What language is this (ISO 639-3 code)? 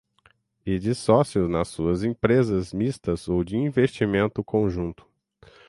por